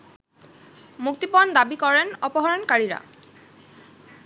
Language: Bangla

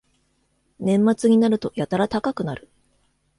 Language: Japanese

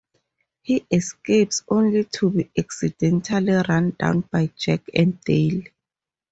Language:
English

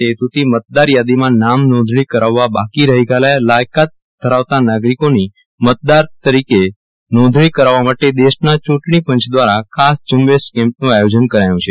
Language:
Gujarati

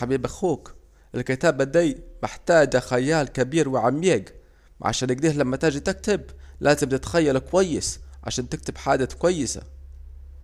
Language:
Saidi Arabic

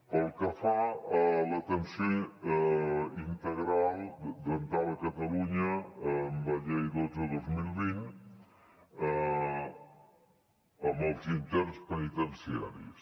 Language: Catalan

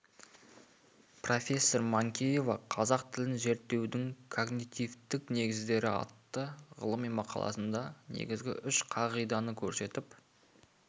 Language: Kazakh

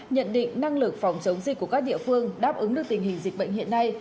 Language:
Vietnamese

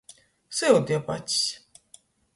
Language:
Latgalian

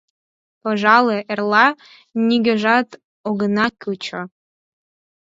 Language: Mari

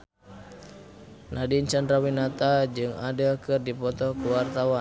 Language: Sundanese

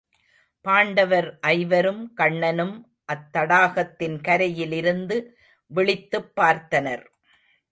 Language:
Tamil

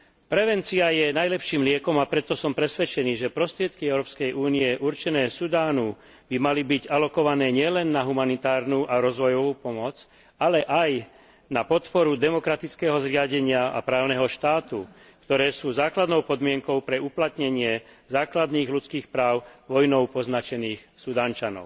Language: Slovak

